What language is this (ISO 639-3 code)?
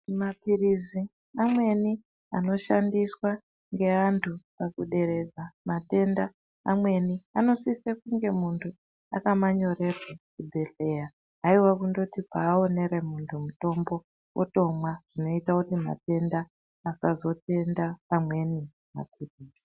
ndc